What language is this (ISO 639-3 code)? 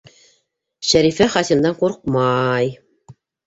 bak